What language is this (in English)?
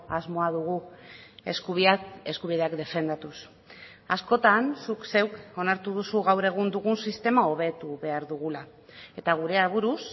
Basque